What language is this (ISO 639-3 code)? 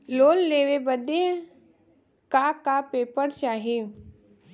bho